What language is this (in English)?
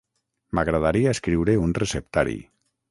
Catalan